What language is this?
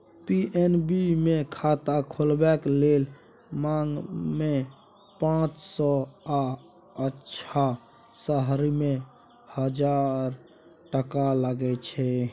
Maithili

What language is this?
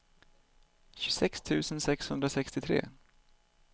Swedish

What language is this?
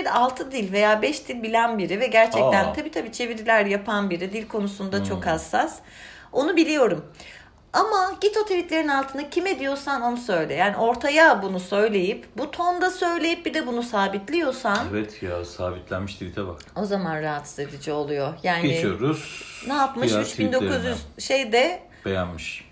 Turkish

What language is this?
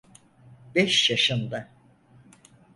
Turkish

